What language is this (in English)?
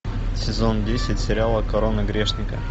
Russian